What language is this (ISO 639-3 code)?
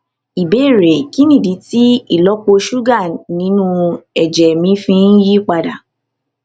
yor